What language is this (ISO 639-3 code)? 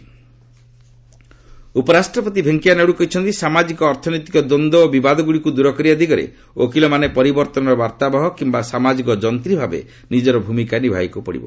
ori